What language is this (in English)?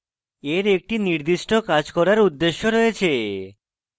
Bangla